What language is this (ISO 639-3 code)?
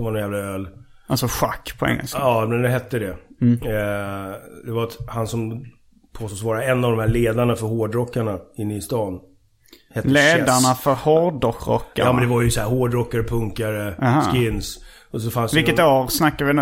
swe